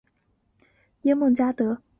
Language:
Chinese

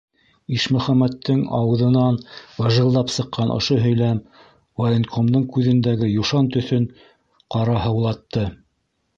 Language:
Bashkir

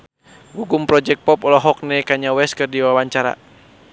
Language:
Sundanese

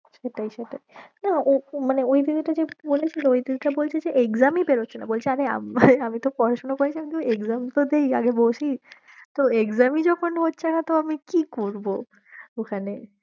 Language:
Bangla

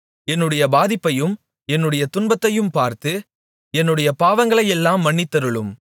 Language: Tamil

